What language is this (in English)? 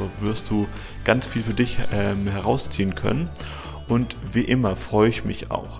German